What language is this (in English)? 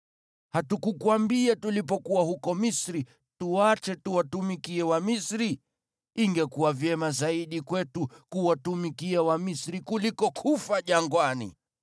Swahili